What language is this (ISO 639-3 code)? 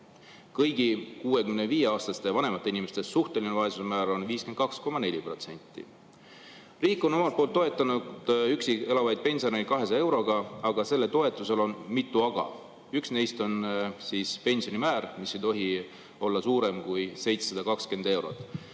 est